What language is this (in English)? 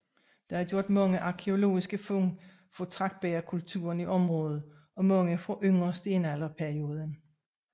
Danish